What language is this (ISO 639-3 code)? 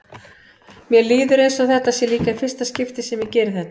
isl